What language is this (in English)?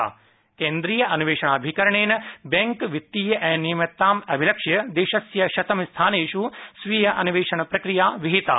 Sanskrit